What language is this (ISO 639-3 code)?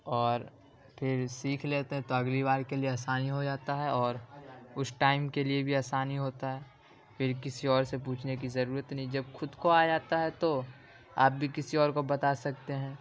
urd